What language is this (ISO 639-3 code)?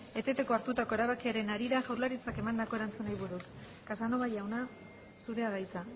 eus